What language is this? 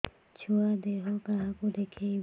Odia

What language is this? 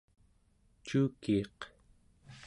Central Yupik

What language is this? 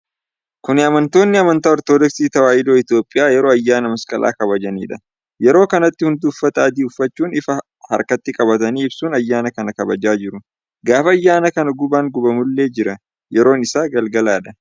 Oromo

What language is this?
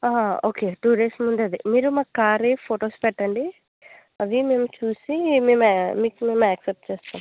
Telugu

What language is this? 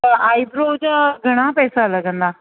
Sindhi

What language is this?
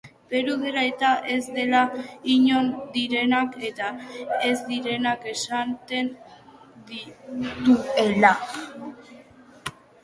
Basque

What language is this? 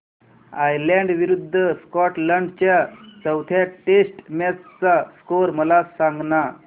Marathi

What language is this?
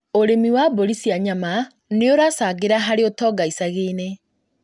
Kikuyu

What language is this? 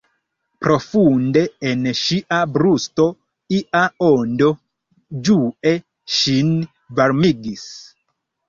Esperanto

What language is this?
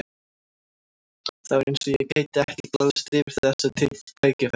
Icelandic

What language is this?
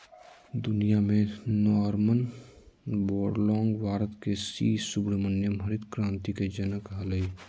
Magahi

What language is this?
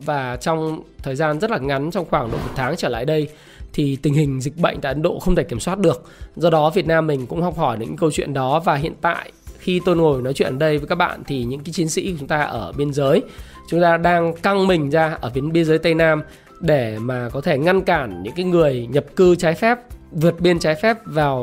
Vietnamese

